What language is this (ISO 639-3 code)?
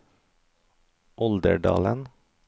nor